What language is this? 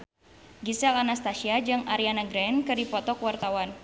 Sundanese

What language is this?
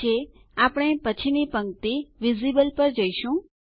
Gujarati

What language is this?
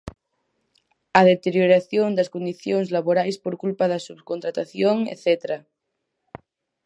Galician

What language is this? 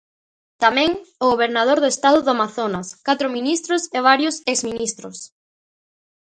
Galician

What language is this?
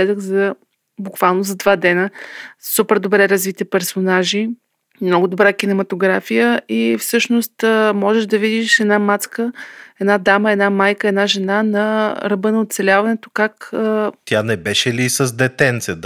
Bulgarian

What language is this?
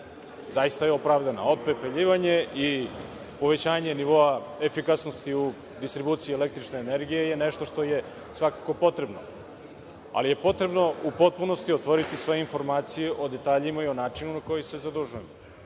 Serbian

